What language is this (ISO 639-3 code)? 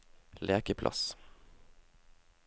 nor